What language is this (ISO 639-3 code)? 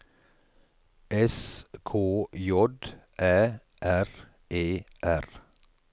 nor